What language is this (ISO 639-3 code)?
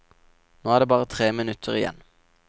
nor